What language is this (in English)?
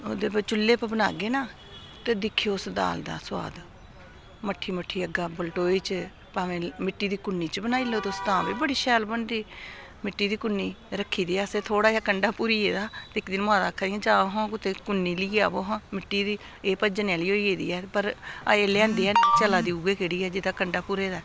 Dogri